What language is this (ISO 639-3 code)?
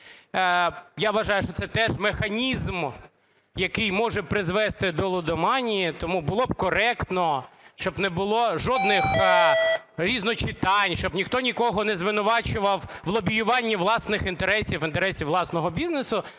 ukr